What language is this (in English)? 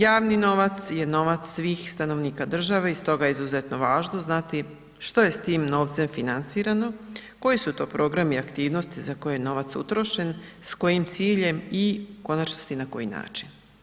Croatian